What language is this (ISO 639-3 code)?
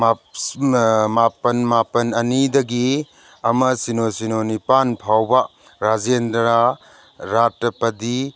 mni